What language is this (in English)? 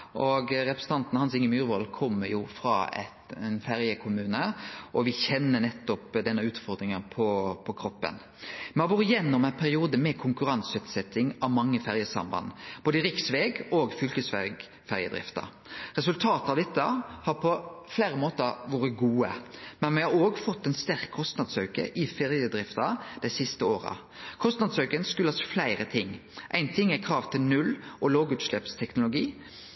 Norwegian Nynorsk